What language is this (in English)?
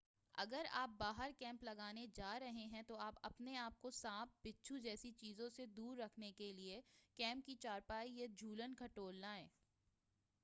Urdu